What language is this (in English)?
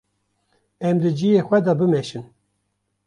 Kurdish